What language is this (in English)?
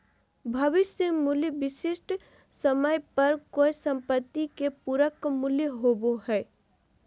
Magahi